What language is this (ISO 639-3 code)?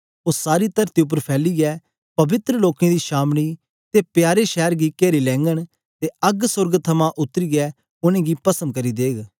doi